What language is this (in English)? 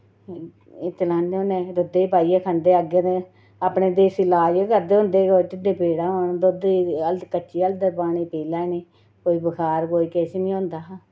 Dogri